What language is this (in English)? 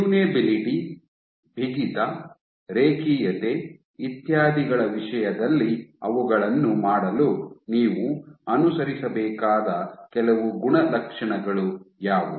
Kannada